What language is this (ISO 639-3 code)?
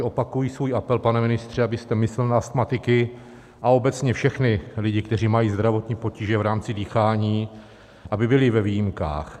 ces